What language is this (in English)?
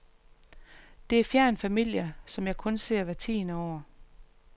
Danish